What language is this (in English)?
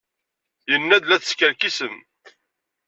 Kabyle